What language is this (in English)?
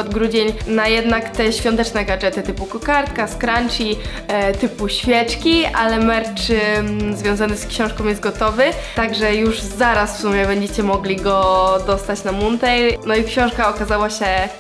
Polish